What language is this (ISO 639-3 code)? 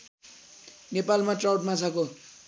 nep